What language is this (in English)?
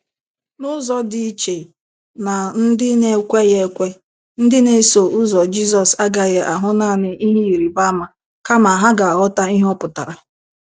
Igbo